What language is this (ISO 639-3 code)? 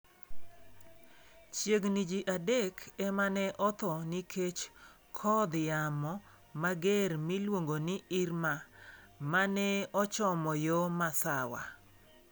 luo